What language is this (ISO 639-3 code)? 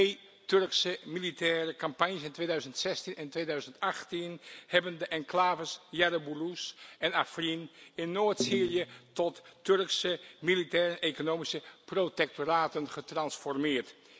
nld